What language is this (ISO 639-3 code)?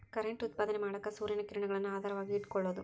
kan